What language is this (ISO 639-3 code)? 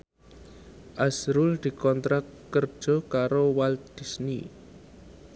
jav